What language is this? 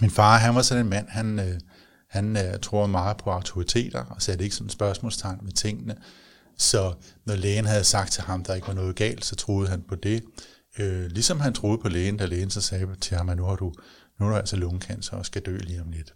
Danish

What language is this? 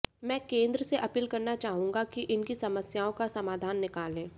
Hindi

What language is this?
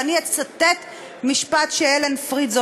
Hebrew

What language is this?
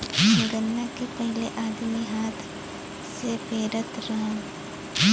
Bhojpuri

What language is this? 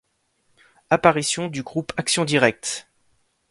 French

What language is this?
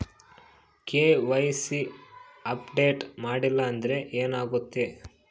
Kannada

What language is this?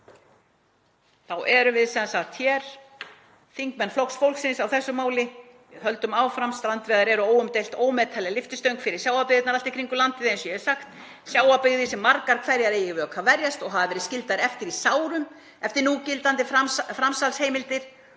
Icelandic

